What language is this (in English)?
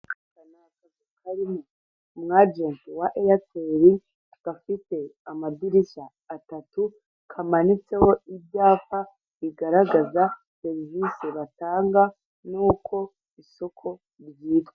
Kinyarwanda